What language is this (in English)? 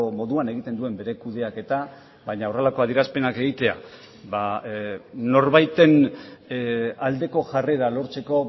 Basque